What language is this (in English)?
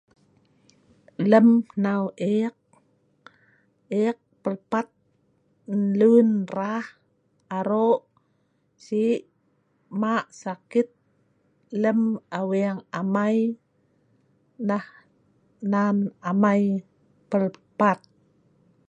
Sa'ban